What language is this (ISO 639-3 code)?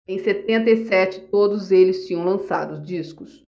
por